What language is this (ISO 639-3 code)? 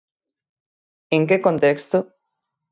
glg